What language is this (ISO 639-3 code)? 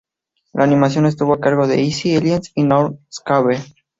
spa